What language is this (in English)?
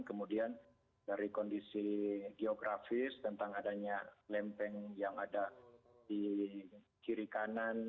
Indonesian